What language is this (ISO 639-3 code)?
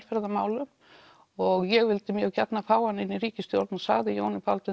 isl